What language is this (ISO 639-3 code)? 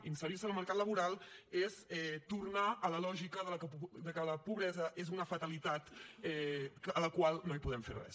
cat